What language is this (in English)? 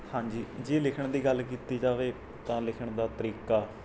Punjabi